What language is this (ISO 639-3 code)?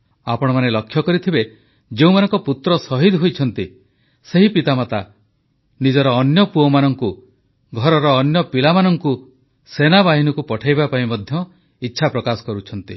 ori